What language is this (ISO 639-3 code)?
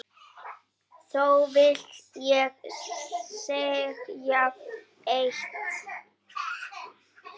isl